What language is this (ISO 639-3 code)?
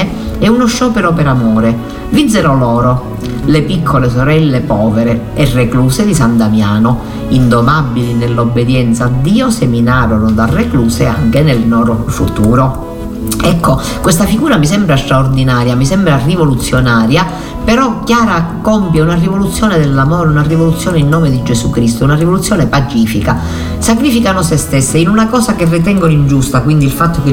ita